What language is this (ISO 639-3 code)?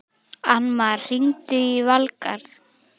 isl